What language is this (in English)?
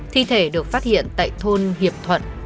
Vietnamese